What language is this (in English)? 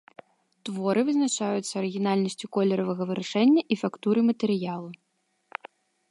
Belarusian